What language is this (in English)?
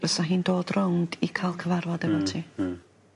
Welsh